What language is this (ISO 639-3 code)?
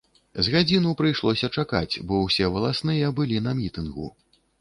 bel